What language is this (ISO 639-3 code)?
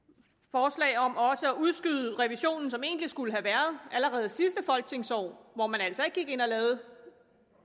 dan